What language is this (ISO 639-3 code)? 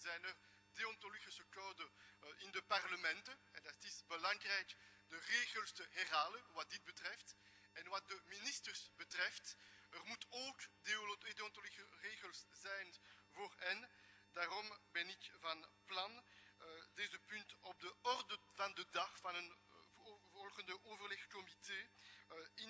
nld